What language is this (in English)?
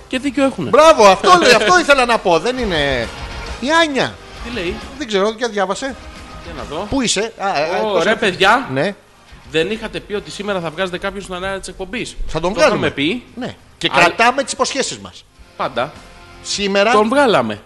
Greek